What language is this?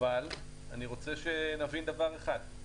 Hebrew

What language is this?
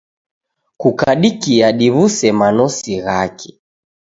Taita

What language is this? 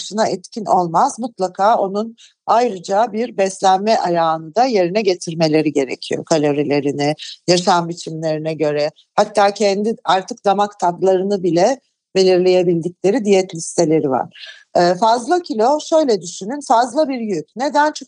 Turkish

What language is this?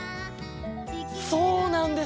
Japanese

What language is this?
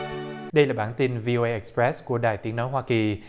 Vietnamese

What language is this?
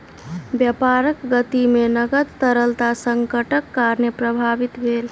Maithili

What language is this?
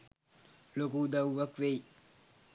Sinhala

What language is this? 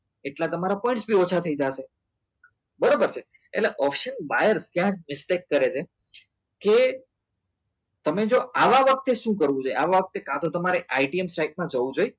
Gujarati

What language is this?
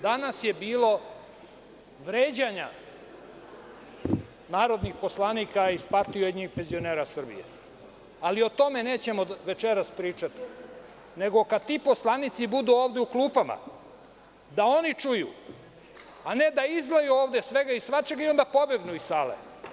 Serbian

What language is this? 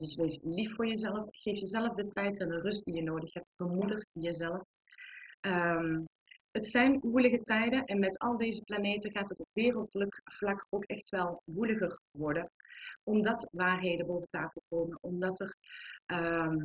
Dutch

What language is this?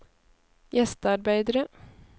Norwegian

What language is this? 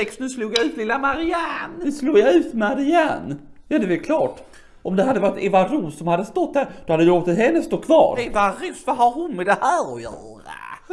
Swedish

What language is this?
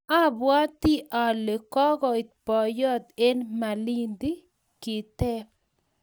Kalenjin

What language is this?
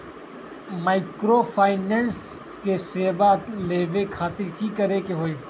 Magahi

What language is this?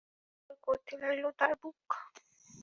Bangla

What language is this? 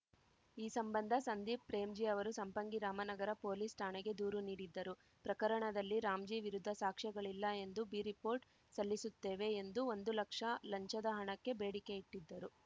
Kannada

